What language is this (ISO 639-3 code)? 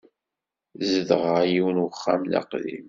kab